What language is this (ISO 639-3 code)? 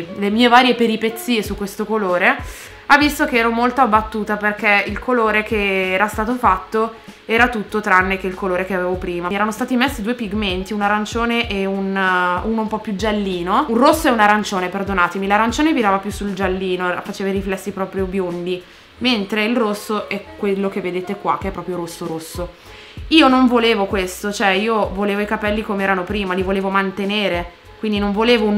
ita